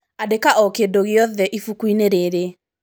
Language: Kikuyu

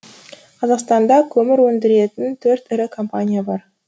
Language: Kazakh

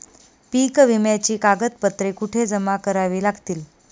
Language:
Marathi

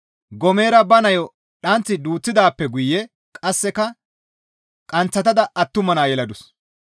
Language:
Gamo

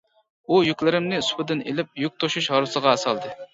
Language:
Uyghur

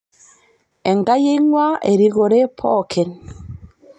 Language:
Masai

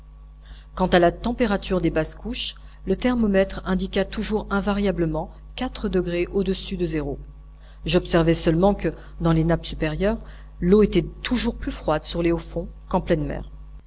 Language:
French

